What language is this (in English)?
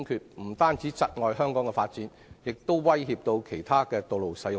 Cantonese